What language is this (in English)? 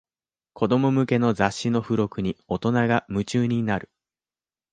Japanese